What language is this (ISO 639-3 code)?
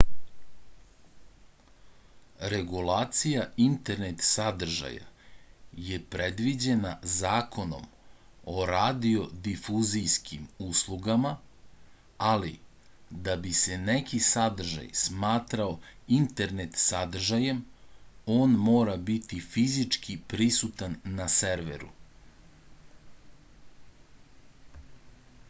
srp